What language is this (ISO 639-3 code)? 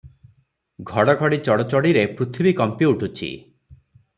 ori